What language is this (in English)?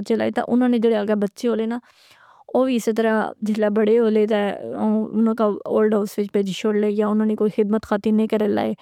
Pahari-Potwari